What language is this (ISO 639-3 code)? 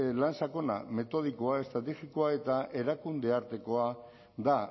eus